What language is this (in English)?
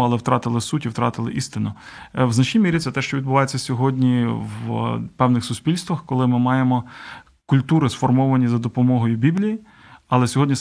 Ukrainian